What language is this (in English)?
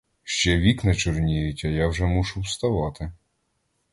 Ukrainian